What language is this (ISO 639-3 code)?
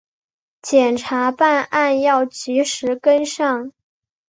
zho